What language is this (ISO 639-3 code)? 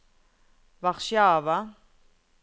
nor